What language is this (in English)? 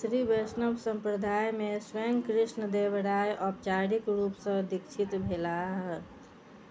Maithili